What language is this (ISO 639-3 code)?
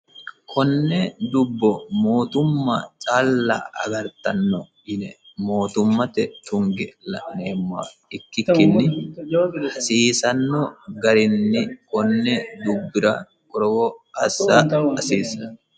sid